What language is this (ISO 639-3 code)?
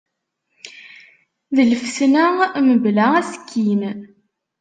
kab